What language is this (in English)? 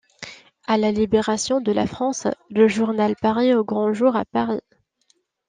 French